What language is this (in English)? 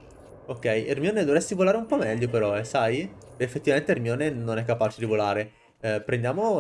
Italian